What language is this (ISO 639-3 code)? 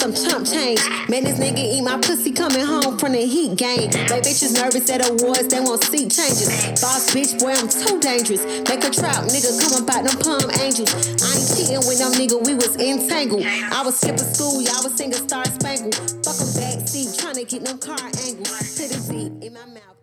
eng